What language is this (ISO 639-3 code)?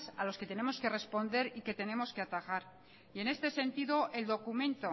spa